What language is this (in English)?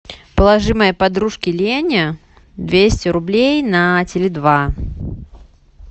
Russian